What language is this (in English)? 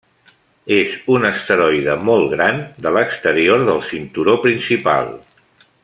Catalan